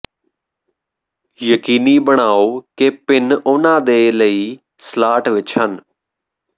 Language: Punjabi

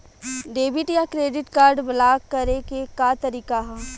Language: Bhojpuri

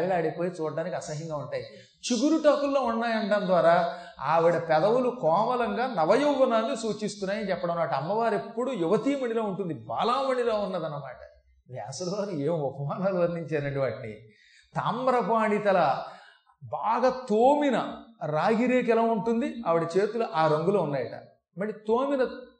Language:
Telugu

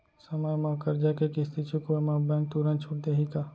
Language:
Chhattisgarhi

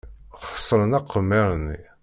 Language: Kabyle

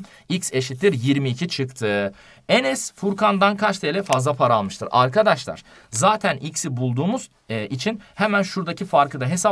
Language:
Turkish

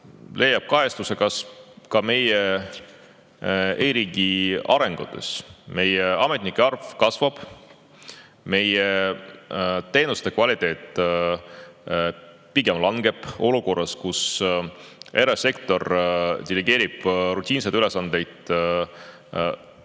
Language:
Estonian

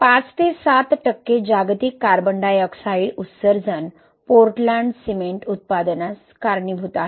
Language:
Marathi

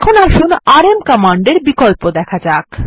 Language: Bangla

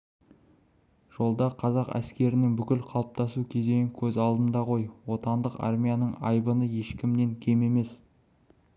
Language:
Kazakh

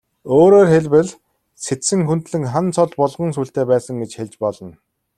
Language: Mongolian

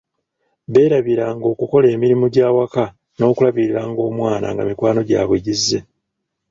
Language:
Ganda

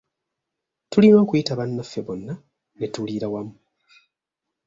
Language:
Ganda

